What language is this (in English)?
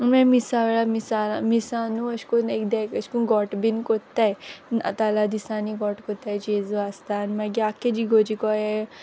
Konkani